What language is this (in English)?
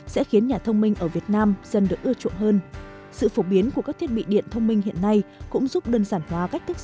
Vietnamese